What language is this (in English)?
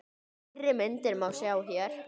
Icelandic